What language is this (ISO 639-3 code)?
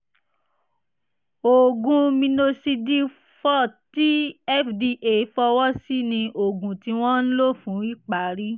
yor